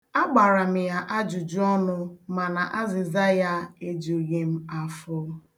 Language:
Igbo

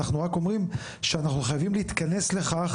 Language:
Hebrew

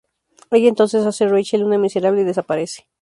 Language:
Spanish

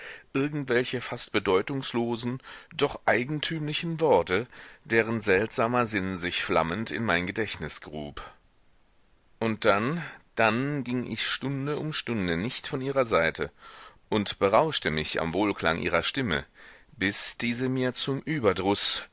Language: German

